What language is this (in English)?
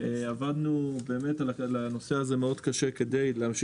Hebrew